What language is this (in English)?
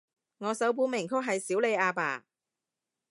Cantonese